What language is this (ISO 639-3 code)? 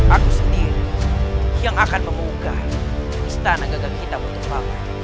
ind